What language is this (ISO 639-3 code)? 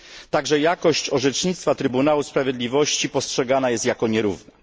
pol